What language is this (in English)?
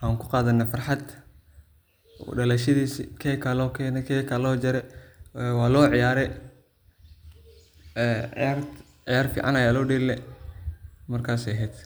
Somali